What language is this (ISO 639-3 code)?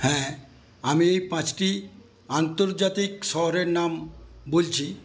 ben